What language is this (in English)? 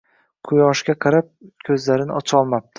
Uzbek